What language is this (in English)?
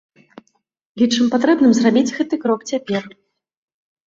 Belarusian